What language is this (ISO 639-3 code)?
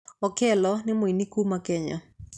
kik